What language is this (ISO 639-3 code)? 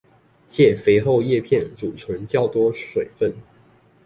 zho